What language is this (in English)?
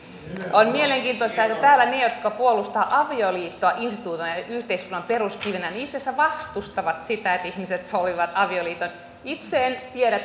Finnish